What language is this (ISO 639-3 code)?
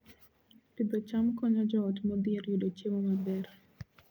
luo